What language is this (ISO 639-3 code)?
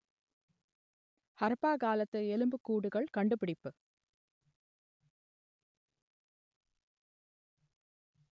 tam